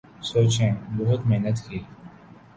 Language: Urdu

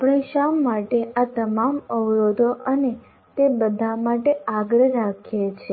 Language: Gujarati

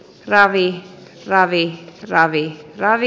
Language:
Finnish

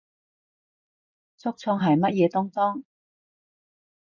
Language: Cantonese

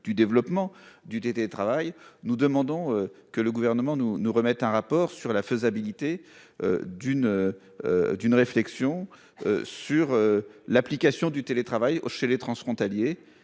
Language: French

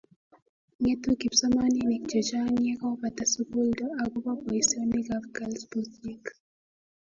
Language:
Kalenjin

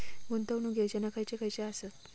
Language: Marathi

